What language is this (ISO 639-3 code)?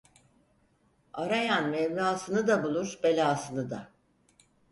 tur